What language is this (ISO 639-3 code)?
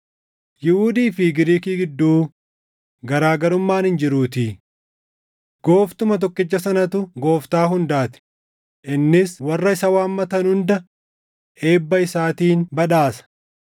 orm